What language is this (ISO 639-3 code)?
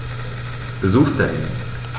deu